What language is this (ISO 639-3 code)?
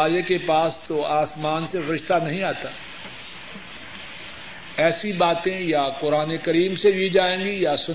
urd